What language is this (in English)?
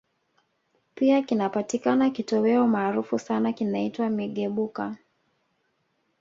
Swahili